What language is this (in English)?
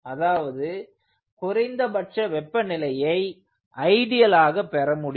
Tamil